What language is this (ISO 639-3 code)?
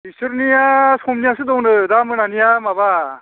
brx